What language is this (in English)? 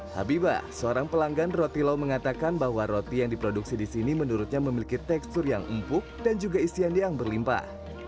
Indonesian